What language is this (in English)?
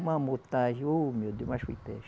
Portuguese